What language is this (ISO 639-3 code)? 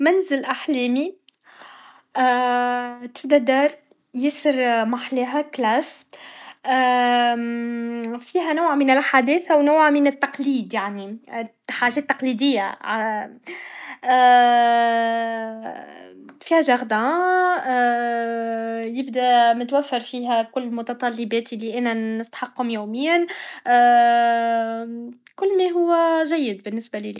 aeb